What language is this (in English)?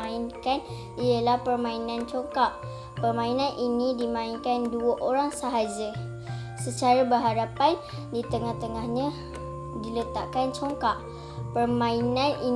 Malay